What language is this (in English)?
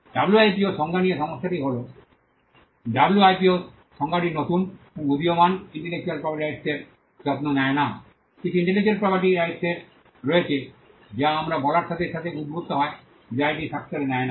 Bangla